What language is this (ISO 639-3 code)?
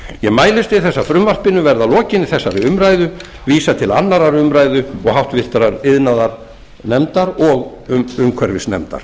isl